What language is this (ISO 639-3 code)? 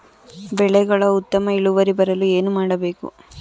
kan